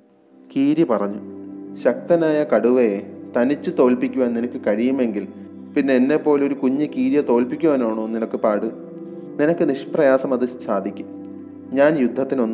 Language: Malayalam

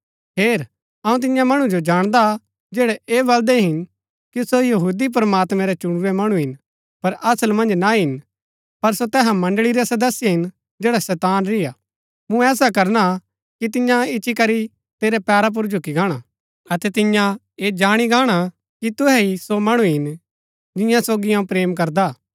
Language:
Gaddi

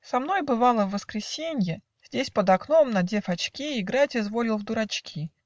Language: Russian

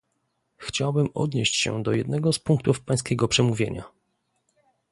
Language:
Polish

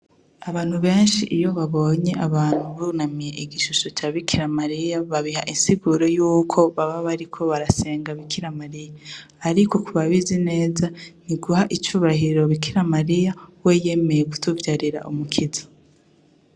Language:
Rundi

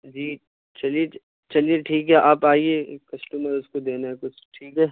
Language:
Urdu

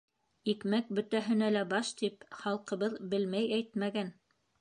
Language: Bashkir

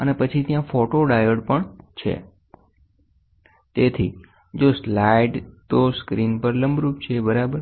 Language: Gujarati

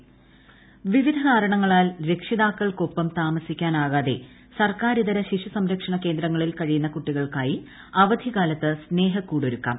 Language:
Malayalam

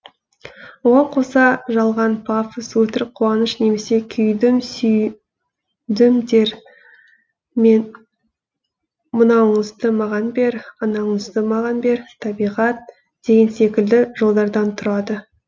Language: Kazakh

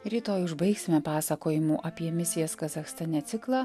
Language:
Lithuanian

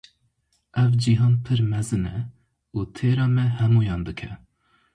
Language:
Kurdish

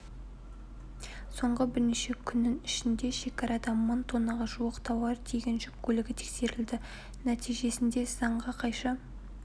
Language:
Kazakh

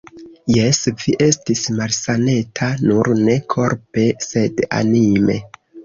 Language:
Esperanto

